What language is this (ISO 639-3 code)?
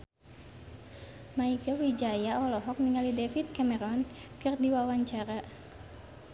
sun